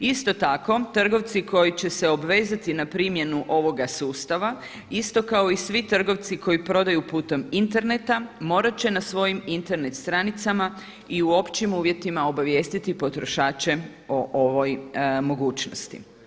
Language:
Croatian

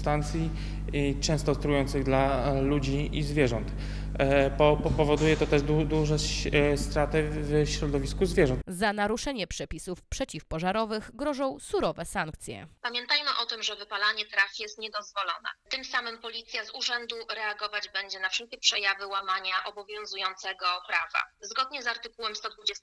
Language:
Polish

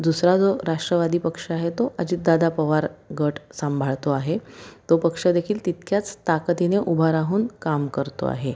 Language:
Marathi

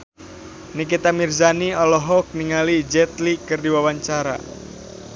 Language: Sundanese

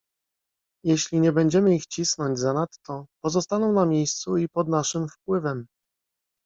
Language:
Polish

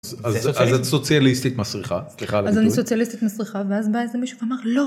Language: Hebrew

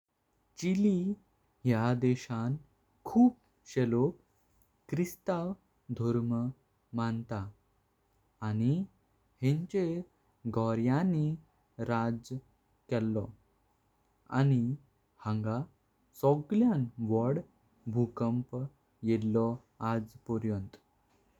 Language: Konkani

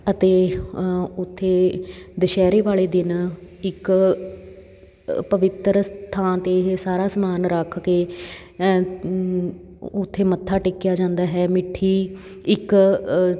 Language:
Punjabi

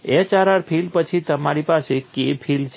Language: Gujarati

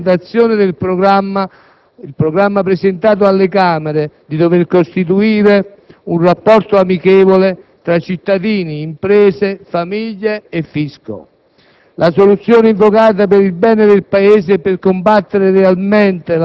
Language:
Italian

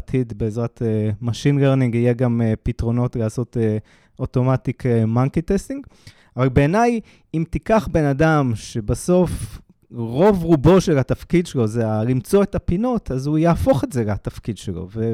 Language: Hebrew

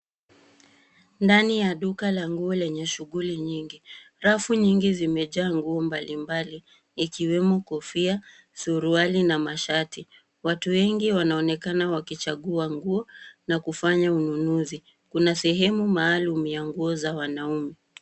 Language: Swahili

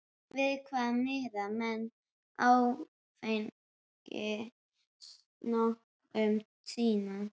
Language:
Icelandic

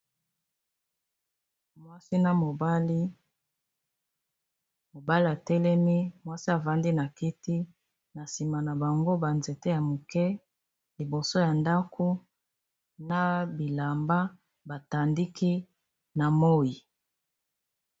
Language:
Lingala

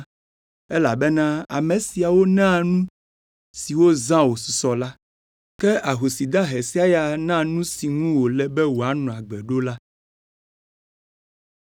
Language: Ewe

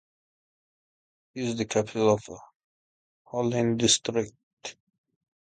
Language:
English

